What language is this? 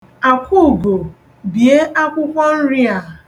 Igbo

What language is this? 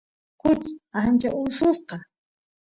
Santiago del Estero Quichua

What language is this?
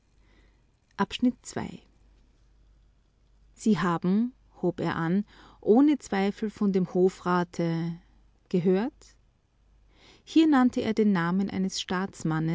German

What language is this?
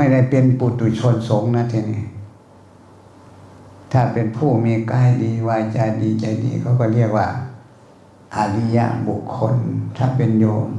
Thai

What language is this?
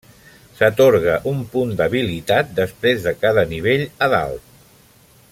Catalan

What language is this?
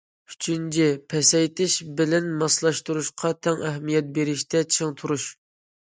Uyghur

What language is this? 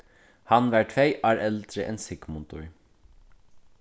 Faroese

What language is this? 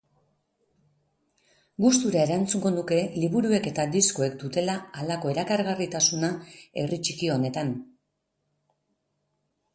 Basque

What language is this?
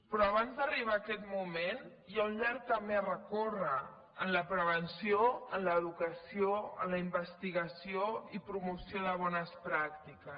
Catalan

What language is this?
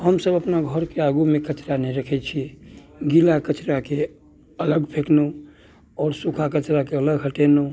Maithili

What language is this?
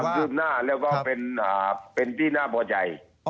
Thai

